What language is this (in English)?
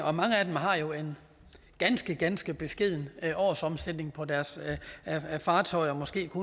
Danish